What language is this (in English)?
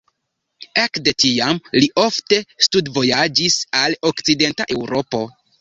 Esperanto